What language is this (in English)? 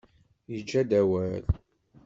Kabyle